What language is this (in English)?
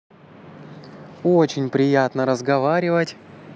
Russian